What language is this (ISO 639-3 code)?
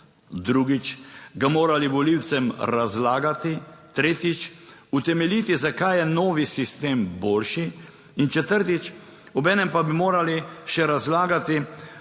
slv